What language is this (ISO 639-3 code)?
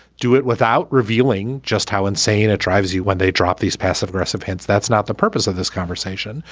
eng